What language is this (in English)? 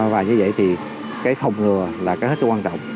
Vietnamese